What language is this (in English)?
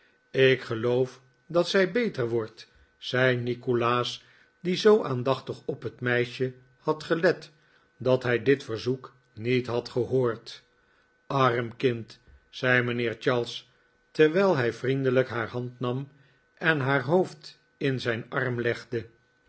Dutch